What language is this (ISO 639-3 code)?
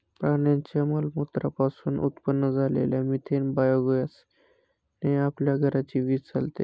mar